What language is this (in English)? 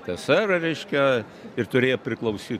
Lithuanian